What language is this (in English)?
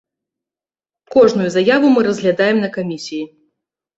Belarusian